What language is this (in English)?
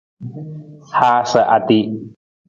Nawdm